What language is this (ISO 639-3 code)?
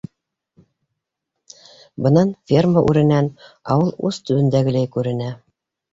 bak